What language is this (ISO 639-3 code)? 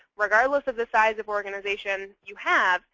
eng